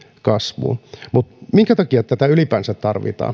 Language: Finnish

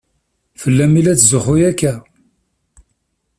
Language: Kabyle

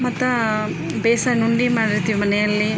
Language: Kannada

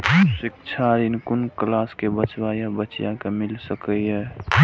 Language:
Maithili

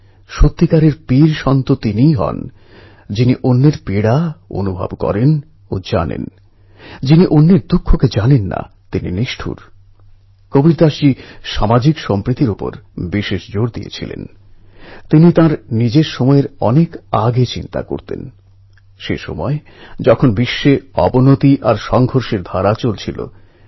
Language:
Bangla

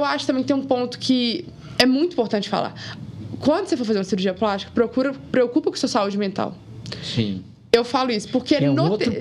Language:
Portuguese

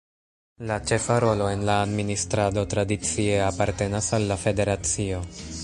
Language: Esperanto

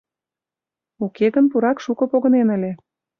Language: Mari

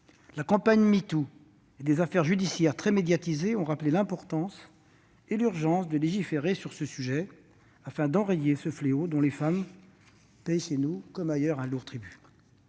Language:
French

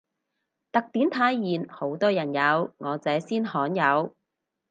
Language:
Cantonese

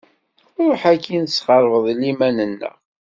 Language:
Kabyle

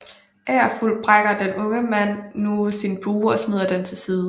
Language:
Danish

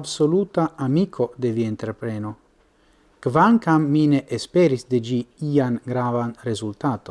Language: Italian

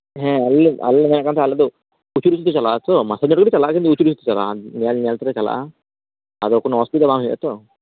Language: Santali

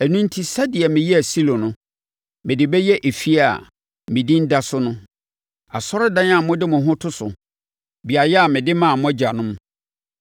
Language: Akan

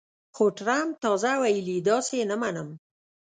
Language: Pashto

